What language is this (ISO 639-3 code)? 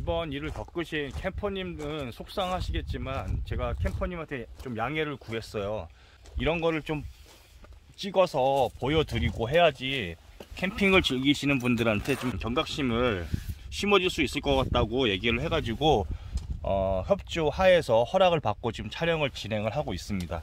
kor